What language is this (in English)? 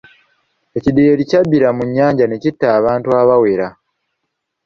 Ganda